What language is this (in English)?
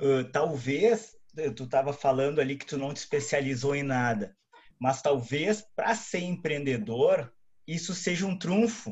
Portuguese